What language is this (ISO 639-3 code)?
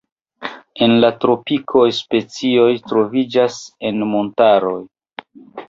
epo